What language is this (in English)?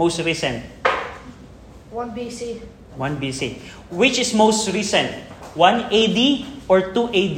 Filipino